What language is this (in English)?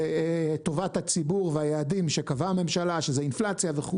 Hebrew